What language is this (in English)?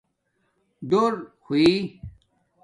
Domaaki